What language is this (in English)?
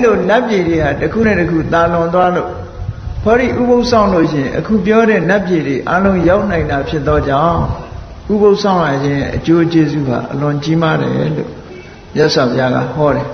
Vietnamese